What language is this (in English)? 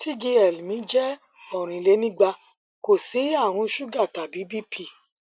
Yoruba